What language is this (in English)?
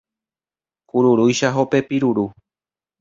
Guarani